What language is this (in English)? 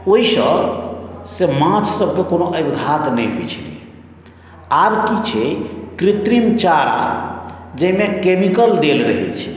Maithili